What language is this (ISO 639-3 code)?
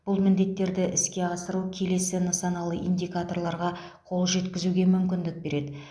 kaz